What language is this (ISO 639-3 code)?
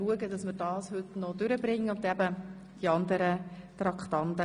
gsw